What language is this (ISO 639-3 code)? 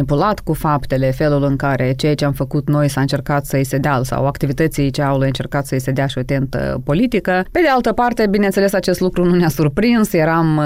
ron